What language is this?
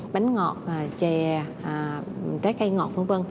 Vietnamese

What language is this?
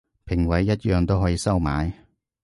Cantonese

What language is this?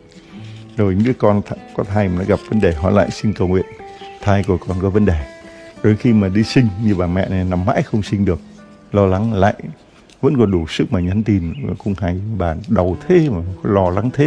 Vietnamese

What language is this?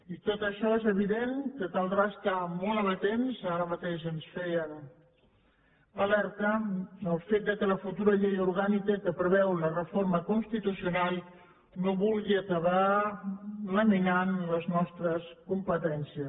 Catalan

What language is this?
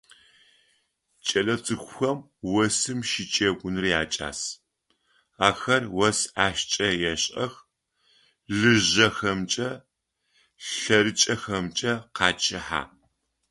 Adyghe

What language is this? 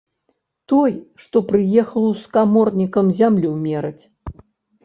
Belarusian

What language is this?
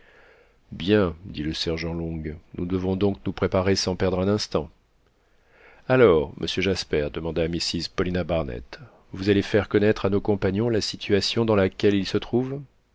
French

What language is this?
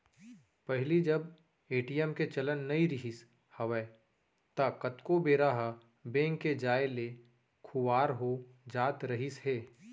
Chhattisgarhi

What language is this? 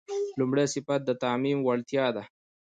Pashto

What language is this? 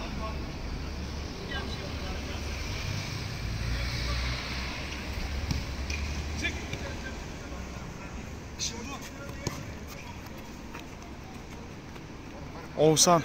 Turkish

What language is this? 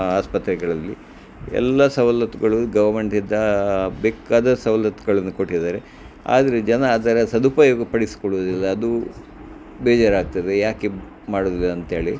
Kannada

